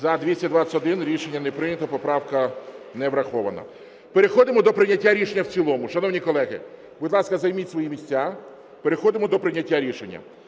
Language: Ukrainian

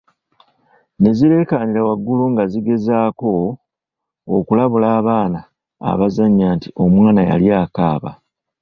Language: Ganda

